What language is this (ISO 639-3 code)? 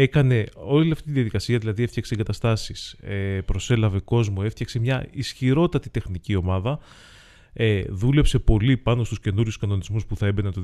ell